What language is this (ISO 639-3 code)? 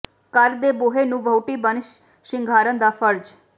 pan